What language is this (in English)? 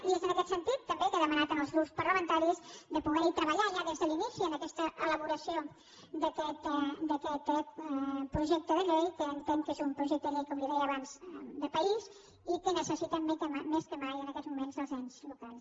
Catalan